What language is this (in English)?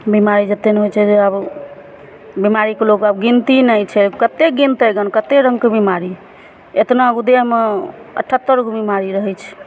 Maithili